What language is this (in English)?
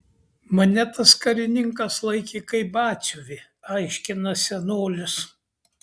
Lithuanian